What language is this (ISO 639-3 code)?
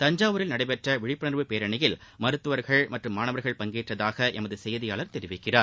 tam